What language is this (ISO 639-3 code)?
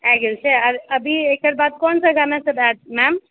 mai